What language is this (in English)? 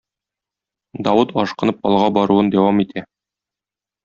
Tatar